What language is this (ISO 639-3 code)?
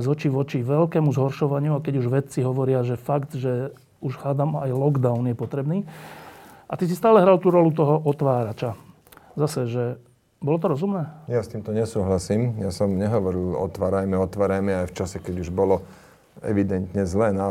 slk